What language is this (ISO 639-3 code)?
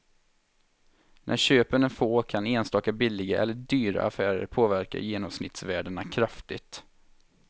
swe